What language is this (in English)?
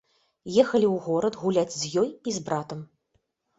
Belarusian